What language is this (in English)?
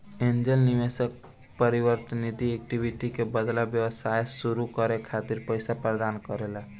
Bhojpuri